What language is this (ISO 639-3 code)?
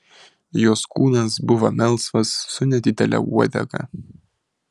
lit